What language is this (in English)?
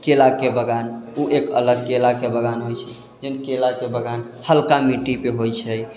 Maithili